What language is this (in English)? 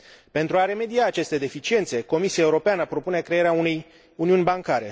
Romanian